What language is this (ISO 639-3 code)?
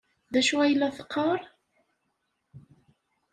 kab